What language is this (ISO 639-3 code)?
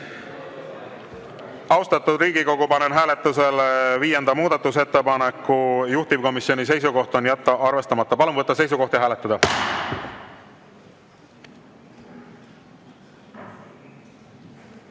est